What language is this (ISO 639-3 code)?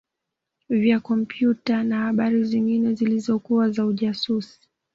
swa